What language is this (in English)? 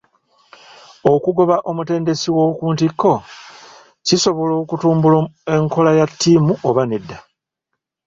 Ganda